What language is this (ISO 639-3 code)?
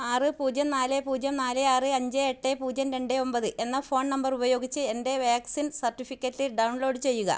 mal